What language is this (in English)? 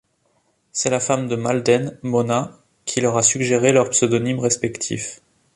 French